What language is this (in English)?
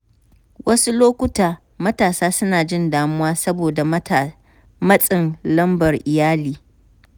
Hausa